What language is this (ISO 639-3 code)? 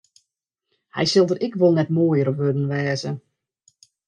fry